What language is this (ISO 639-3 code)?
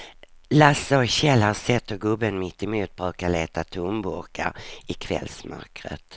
swe